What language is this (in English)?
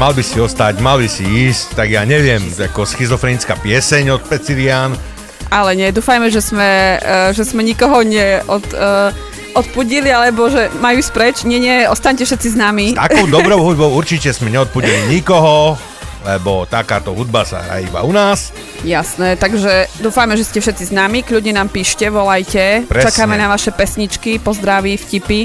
Slovak